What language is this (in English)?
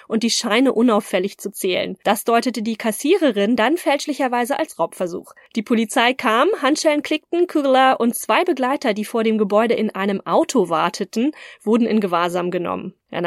German